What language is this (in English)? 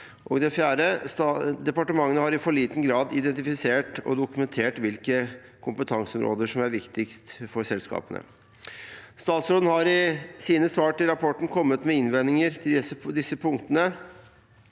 Norwegian